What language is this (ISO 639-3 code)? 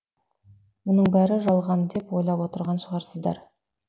kaz